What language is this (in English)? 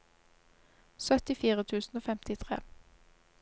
Norwegian